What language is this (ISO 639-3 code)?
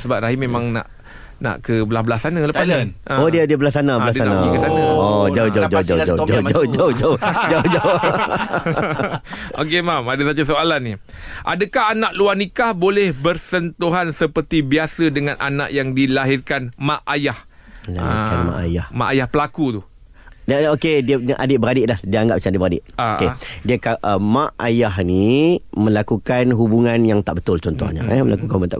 msa